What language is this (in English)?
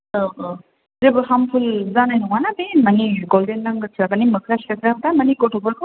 Bodo